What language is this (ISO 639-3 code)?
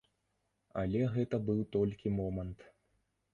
bel